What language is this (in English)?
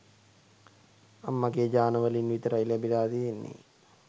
Sinhala